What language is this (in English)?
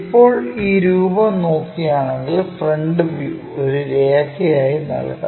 Malayalam